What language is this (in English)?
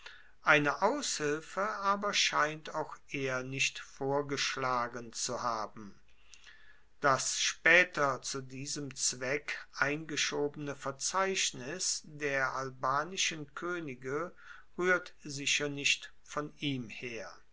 German